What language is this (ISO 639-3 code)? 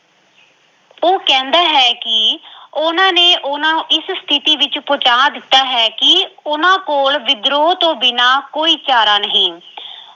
pan